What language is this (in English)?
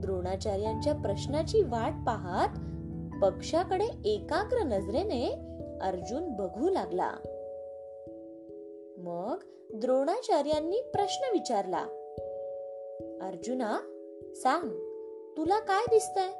Marathi